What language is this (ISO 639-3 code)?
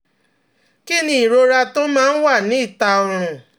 yor